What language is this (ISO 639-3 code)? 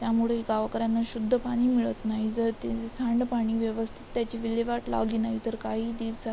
mar